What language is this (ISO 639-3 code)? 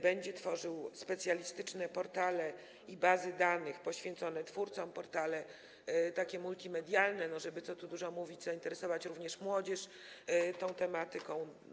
pol